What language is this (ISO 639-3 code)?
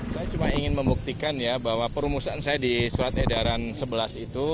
ind